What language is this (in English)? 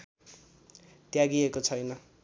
Nepali